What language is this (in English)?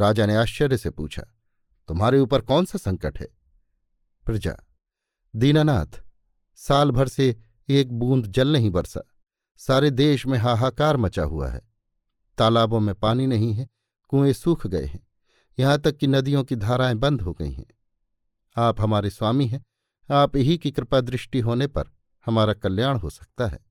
Hindi